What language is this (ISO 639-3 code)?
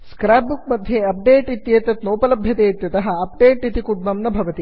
san